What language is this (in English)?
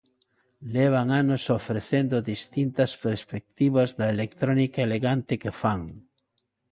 Galician